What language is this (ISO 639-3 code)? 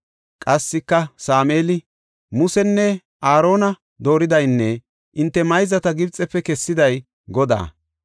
gof